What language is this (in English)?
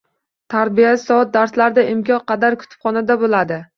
Uzbek